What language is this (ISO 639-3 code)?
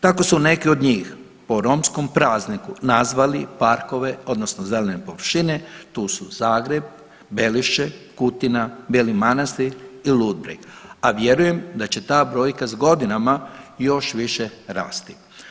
hrv